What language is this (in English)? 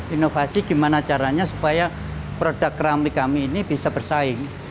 Indonesian